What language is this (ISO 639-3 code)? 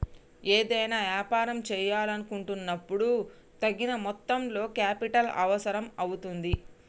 tel